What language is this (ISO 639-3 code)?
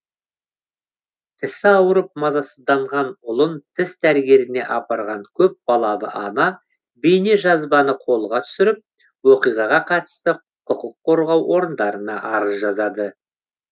kaz